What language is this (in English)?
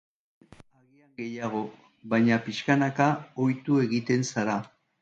Basque